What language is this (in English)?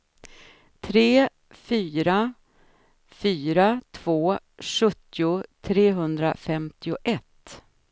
Swedish